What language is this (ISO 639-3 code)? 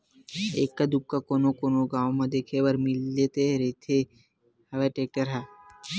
hne